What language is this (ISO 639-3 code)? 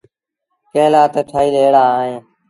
sbn